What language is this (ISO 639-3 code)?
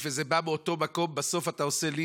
heb